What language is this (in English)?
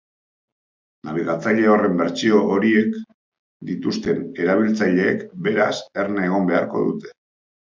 Basque